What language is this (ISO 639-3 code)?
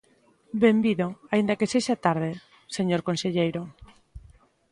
glg